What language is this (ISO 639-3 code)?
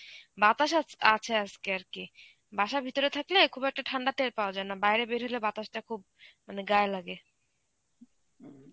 ben